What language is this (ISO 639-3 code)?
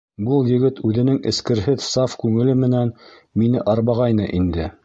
bak